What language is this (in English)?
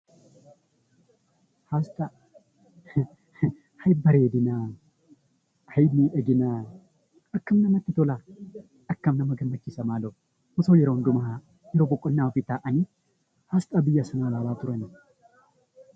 Oromo